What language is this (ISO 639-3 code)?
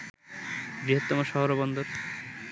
ben